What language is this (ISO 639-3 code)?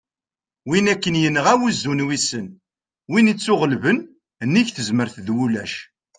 kab